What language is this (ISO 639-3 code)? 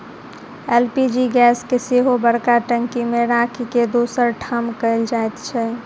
mai